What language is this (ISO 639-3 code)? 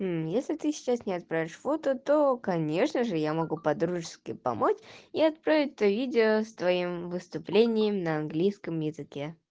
rus